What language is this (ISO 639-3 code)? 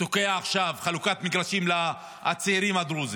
heb